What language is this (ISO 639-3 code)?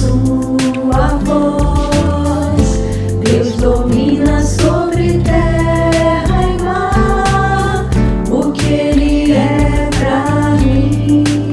vie